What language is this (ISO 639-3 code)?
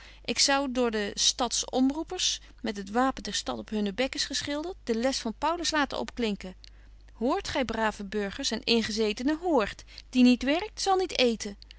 nld